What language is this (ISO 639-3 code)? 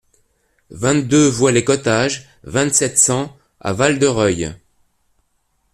fra